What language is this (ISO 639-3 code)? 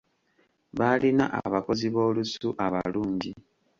lug